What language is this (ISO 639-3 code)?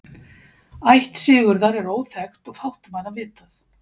isl